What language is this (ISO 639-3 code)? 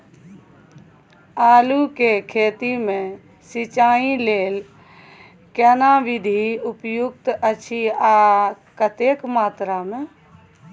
mai